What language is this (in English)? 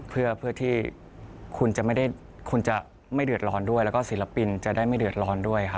Thai